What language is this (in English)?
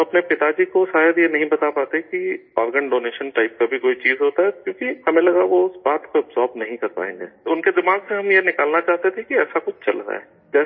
Urdu